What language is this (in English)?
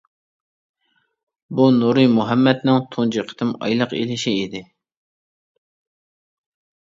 Uyghur